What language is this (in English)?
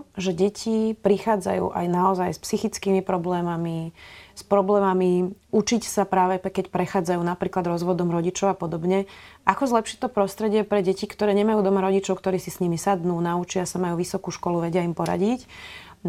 Slovak